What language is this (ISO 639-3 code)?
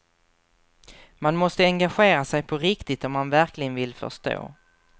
swe